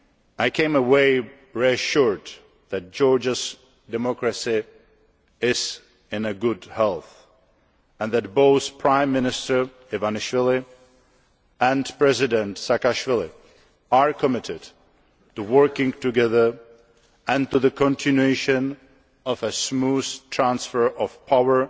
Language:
English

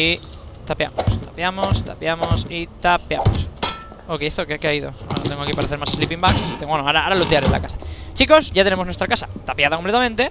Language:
Spanish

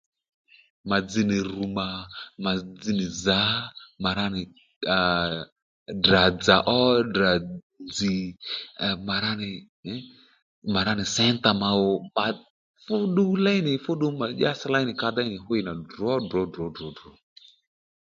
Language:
Lendu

